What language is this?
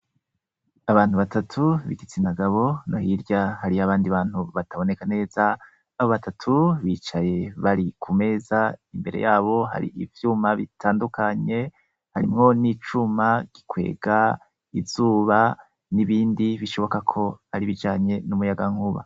Rundi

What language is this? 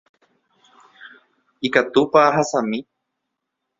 Guarani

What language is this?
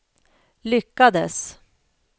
Swedish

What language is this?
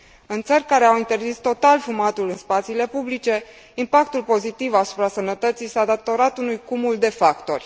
Romanian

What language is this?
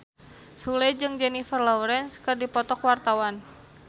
Sundanese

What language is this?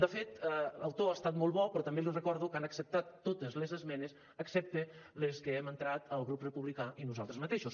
Catalan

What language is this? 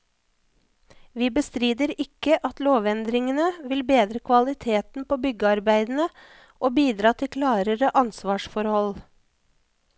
Norwegian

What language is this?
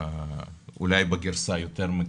Hebrew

